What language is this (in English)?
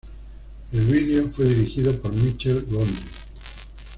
Spanish